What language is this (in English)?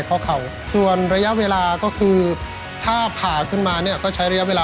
Thai